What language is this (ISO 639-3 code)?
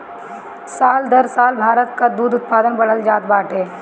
bho